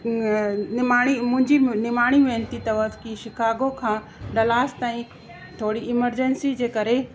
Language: Sindhi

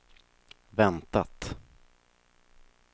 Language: Swedish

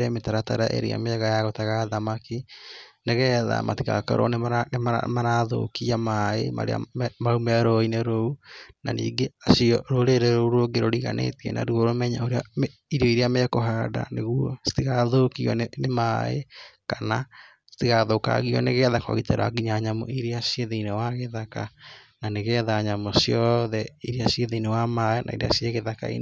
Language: Kikuyu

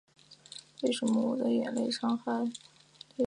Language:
Chinese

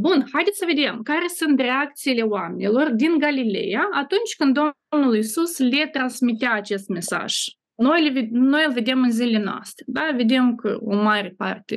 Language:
Romanian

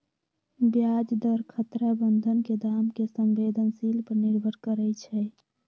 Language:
Magahi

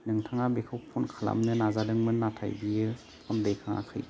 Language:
Bodo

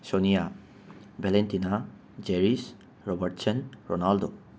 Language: Manipuri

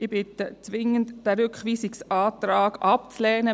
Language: Swiss German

